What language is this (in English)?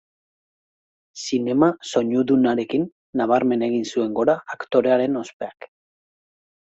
Basque